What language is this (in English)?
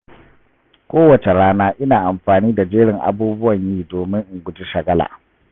Hausa